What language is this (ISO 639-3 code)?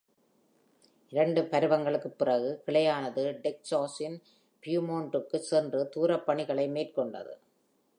tam